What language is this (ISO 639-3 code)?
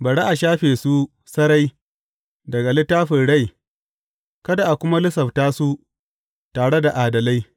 hau